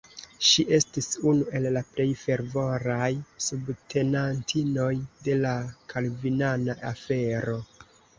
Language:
Esperanto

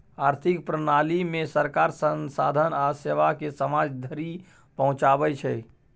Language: Maithili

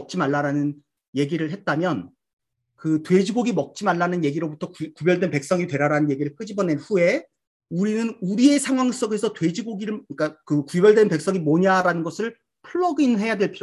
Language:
Korean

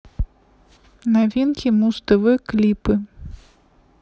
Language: Russian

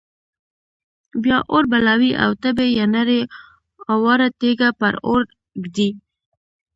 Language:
Pashto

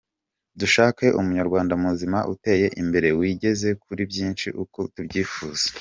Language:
Kinyarwanda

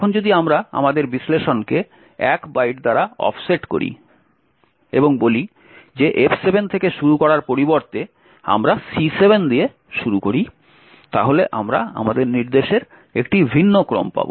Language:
Bangla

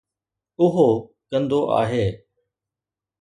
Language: Sindhi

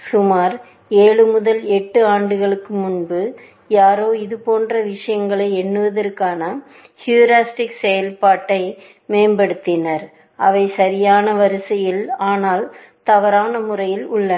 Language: Tamil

